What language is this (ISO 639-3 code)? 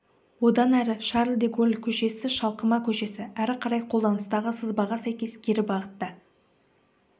kaz